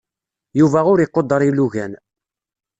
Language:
Kabyle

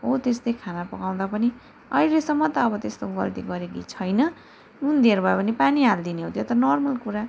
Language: Nepali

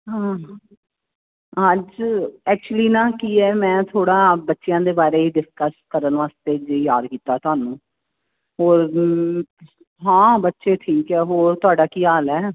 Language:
Punjabi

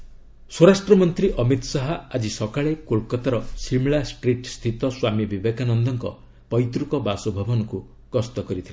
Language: Odia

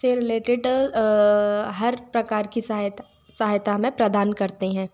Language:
Hindi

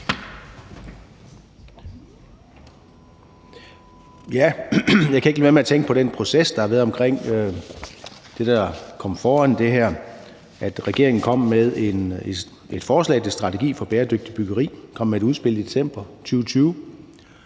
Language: Danish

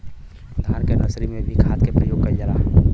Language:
Bhojpuri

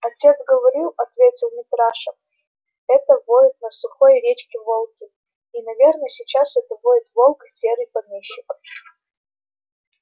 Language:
Russian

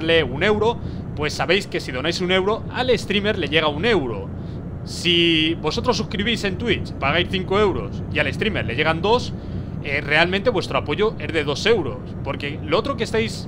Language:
Spanish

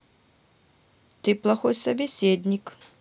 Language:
Russian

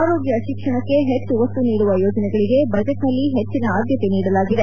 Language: Kannada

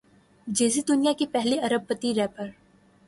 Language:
Urdu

